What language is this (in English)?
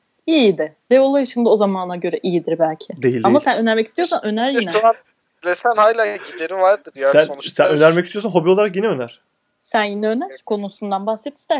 Turkish